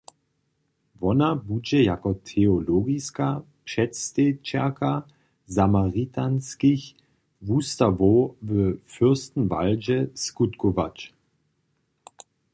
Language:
Upper Sorbian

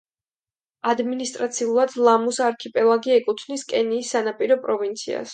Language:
Georgian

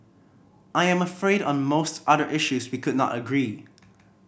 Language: English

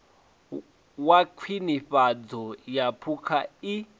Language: Venda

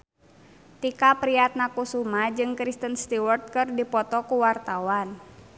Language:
Sundanese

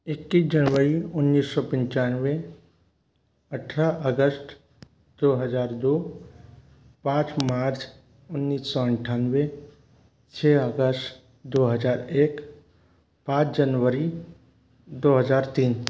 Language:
Hindi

